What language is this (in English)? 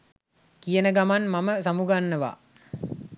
Sinhala